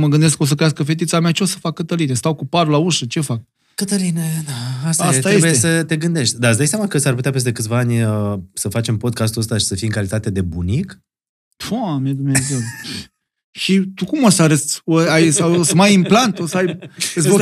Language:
Romanian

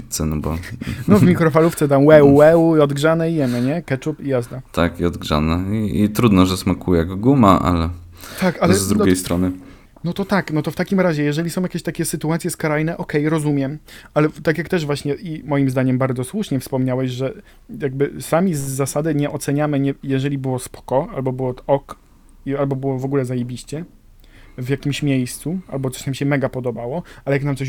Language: Polish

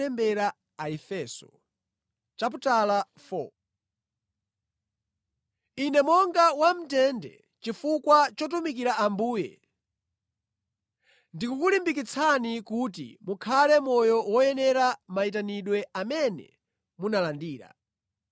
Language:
Nyanja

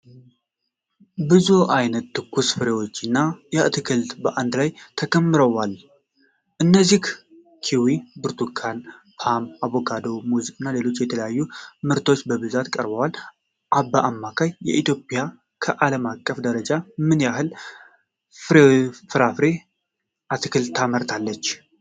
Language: Amharic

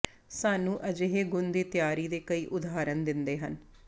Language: Punjabi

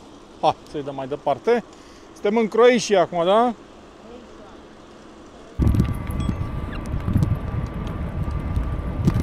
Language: Romanian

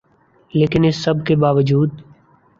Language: Urdu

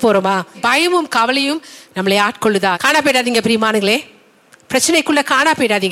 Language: Tamil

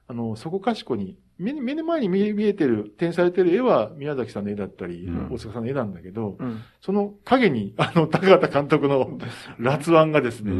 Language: Japanese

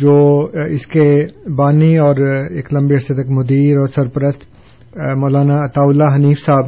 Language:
Urdu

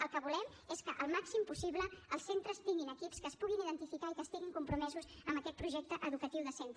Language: Catalan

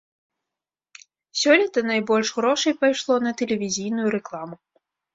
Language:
Belarusian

